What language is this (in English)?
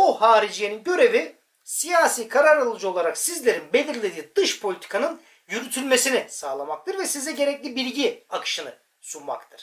Turkish